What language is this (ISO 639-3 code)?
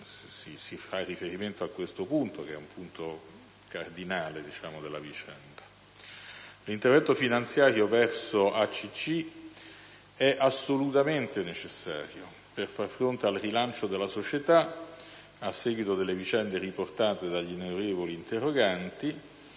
ita